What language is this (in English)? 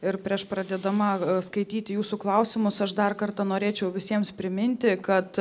Lithuanian